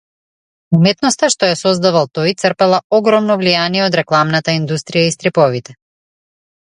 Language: Macedonian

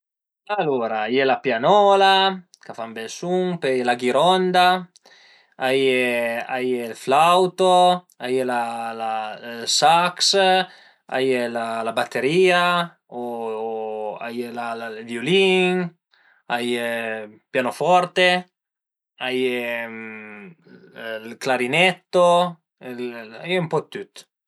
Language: Piedmontese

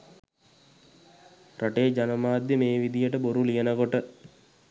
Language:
Sinhala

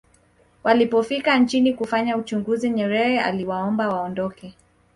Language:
Swahili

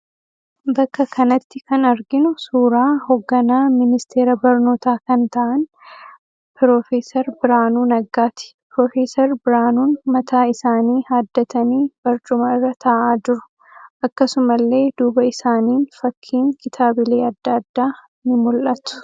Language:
Oromo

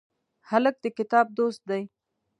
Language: Pashto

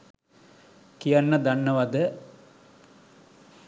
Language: Sinhala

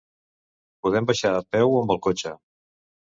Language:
Catalan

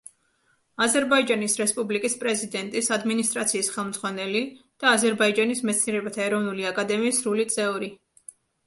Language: Georgian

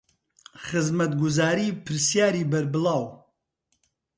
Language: Central Kurdish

